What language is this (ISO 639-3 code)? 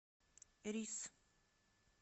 rus